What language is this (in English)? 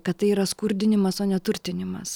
Lithuanian